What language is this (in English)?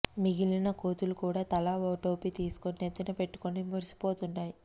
Telugu